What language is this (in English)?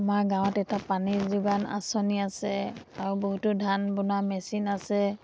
Assamese